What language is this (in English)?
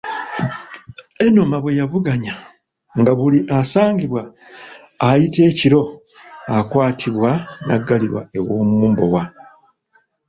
Ganda